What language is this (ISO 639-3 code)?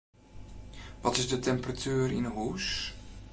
fry